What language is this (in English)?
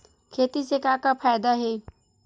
Chhattisgarhi